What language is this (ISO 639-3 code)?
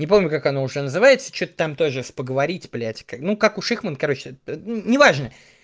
rus